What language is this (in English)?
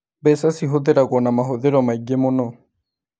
Kikuyu